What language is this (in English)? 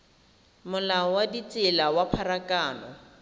Tswana